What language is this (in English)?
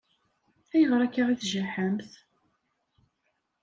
Kabyle